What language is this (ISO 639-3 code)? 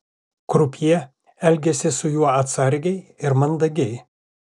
lit